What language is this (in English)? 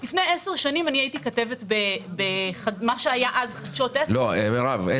Hebrew